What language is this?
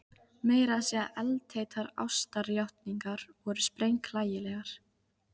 Icelandic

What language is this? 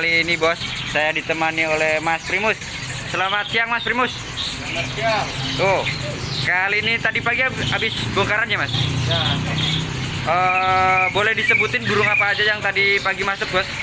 Indonesian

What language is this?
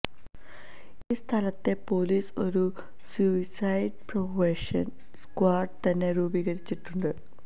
Malayalam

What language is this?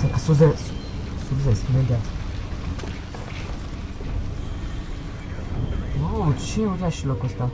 Romanian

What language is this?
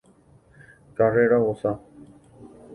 Guarani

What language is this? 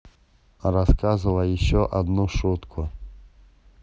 Russian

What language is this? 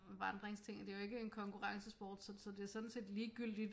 Danish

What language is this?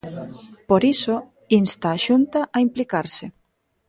Galician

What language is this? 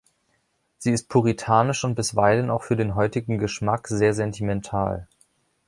German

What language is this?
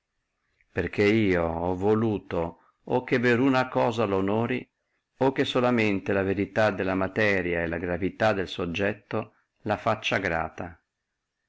Italian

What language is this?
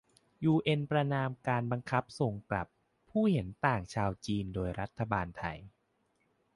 Thai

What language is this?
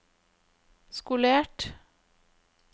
Norwegian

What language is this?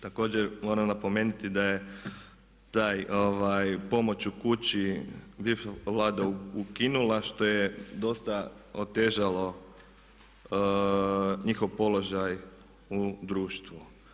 Croatian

